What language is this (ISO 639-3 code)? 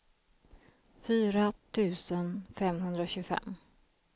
swe